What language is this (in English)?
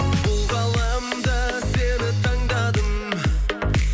Kazakh